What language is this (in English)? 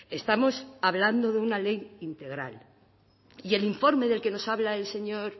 Spanish